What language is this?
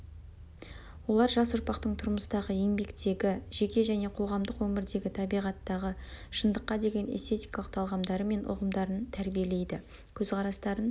Kazakh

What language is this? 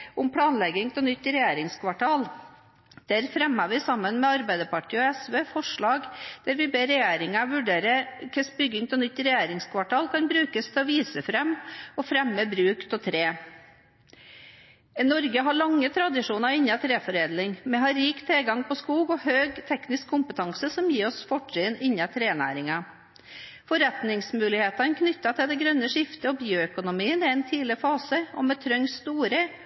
Norwegian Bokmål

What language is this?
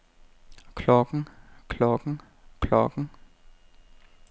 Danish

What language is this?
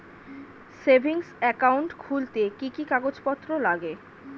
Bangla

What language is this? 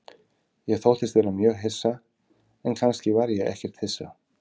Icelandic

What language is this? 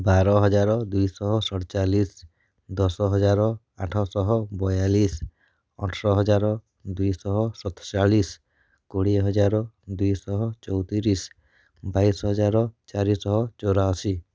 Odia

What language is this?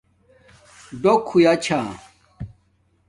Domaaki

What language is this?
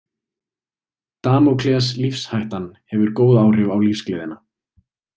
Icelandic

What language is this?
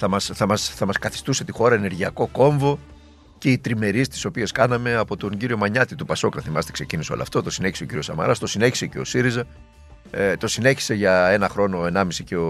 Greek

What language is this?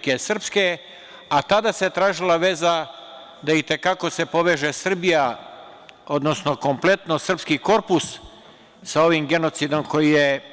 Serbian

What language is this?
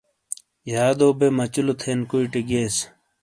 Shina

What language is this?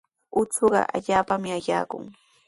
Sihuas Ancash Quechua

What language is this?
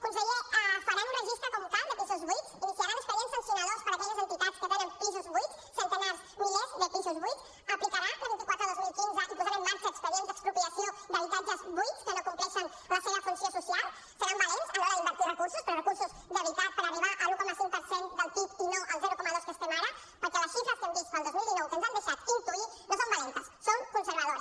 Catalan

